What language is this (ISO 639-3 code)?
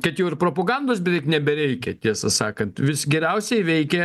lit